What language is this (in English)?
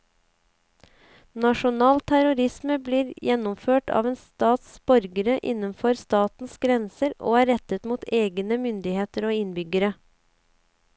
Norwegian